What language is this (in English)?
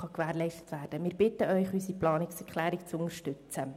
Swiss German